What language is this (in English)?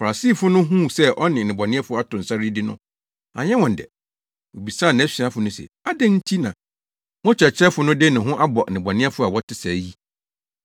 Akan